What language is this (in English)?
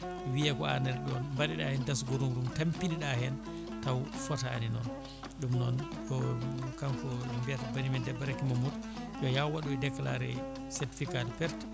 Fula